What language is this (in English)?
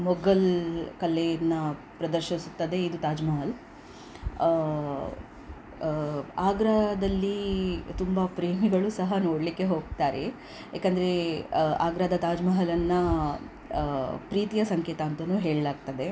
Kannada